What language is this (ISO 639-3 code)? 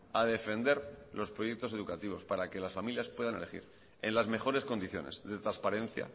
spa